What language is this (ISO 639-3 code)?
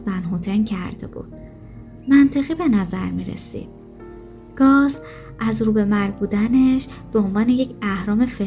fas